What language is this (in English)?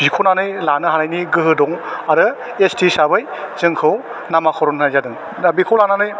Bodo